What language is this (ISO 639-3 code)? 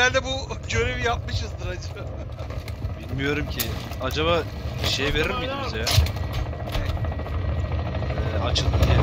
tur